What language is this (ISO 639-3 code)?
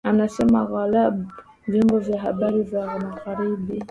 swa